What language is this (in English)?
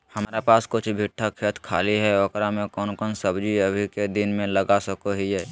Magahi